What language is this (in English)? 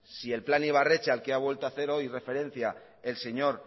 Spanish